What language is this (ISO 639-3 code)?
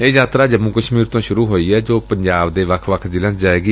pan